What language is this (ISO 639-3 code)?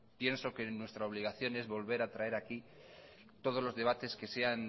spa